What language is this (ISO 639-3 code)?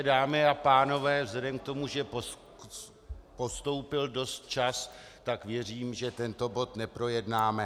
ces